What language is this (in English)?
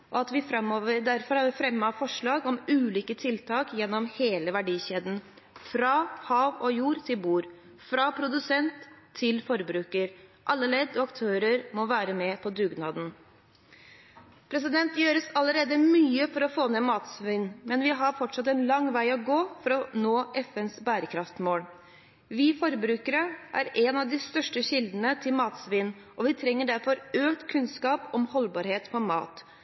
Norwegian Bokmål